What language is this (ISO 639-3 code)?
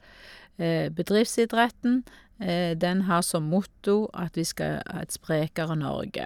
nor